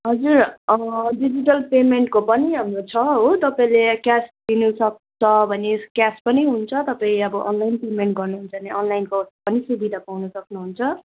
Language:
Nepali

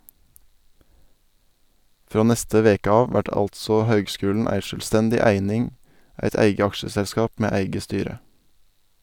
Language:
Norwegian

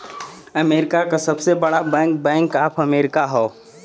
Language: Bhojpuri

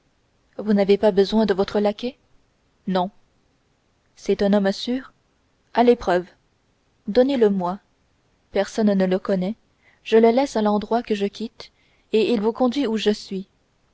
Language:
French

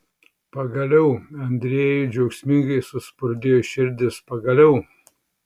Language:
Lithuanian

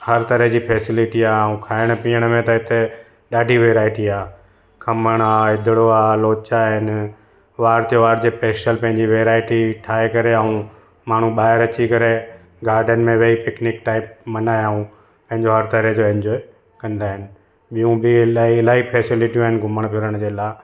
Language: Sindhi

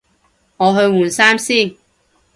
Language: Cantonese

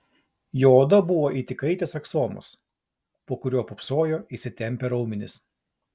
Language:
Lithuanian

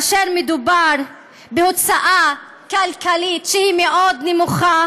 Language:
Hebrew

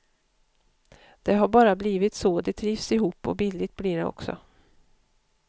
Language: Swedish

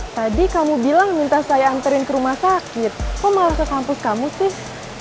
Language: Indonesian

